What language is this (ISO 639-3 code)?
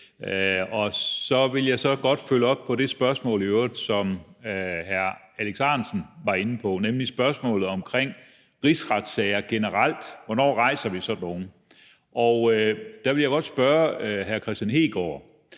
dan